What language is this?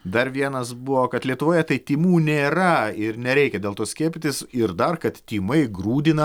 Lithuanian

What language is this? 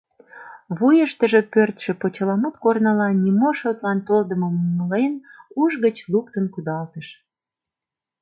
Mari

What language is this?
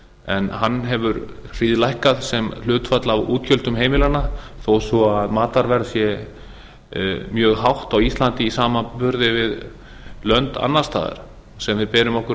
Icelandic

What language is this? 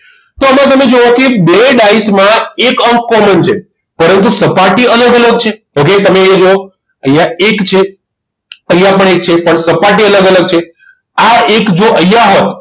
Gujarati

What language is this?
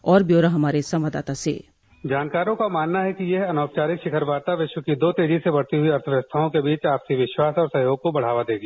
Hindi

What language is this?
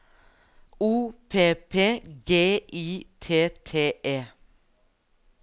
Norwegian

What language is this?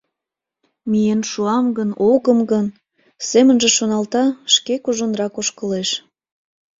Mari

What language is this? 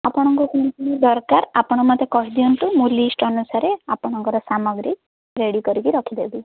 Odia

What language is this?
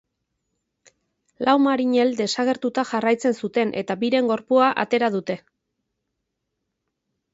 Basque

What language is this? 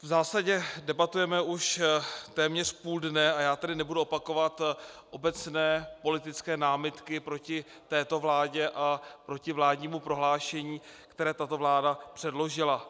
Czech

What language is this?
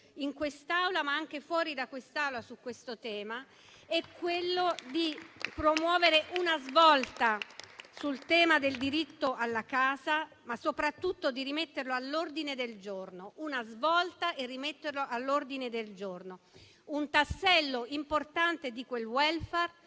Italian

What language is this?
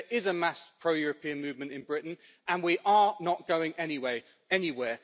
English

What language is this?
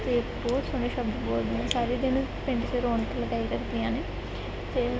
Punjabi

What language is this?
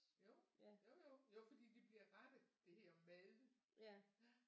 Danish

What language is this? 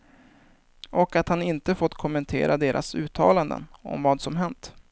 Swedish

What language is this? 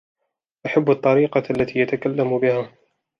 Arabic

